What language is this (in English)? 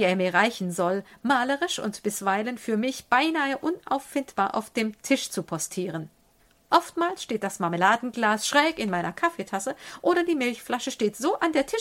German